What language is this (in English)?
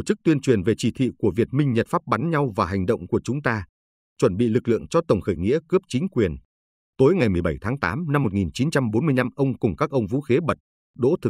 Vietnamese